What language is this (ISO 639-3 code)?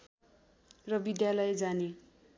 nep